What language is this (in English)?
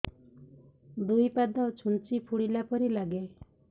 Odia